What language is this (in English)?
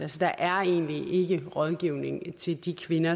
Danish